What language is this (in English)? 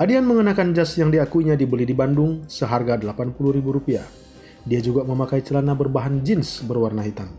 Indonesian